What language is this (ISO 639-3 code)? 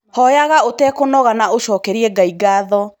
kik